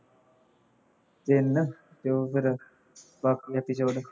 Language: Punjabi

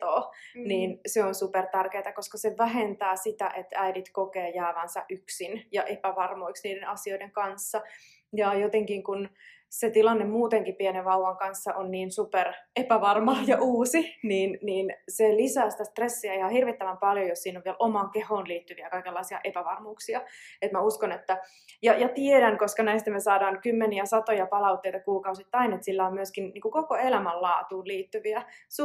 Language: Finnish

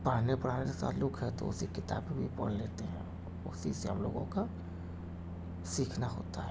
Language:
Urdu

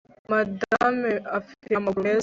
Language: Kinyarwanda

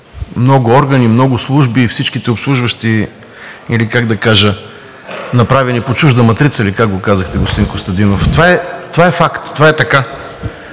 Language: Bulgarian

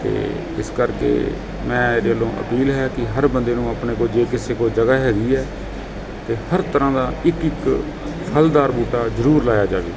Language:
Punjabi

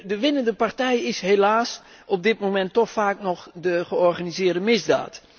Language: Dutch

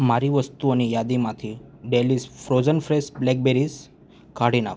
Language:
Gujarati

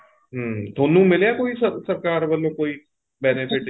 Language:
Punjabi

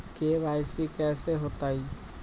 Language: Magahi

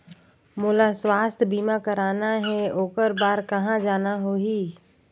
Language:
Chhattisgarhi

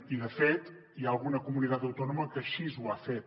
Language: Catalan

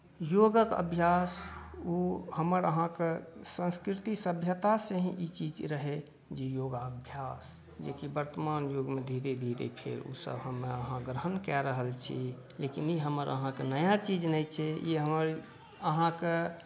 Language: Maithili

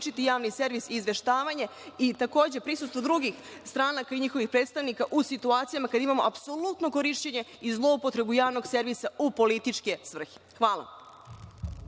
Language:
Serbian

